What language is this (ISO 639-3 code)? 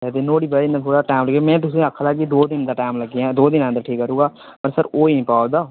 doi